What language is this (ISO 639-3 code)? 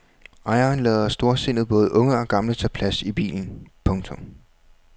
dan